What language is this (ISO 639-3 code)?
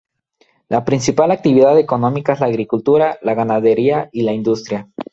spa